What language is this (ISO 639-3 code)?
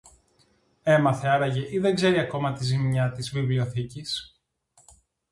ell